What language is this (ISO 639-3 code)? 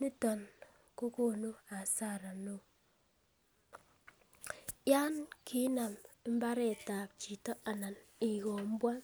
kln